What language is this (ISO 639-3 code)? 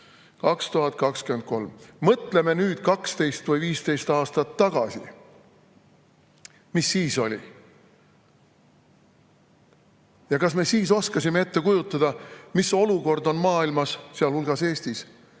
est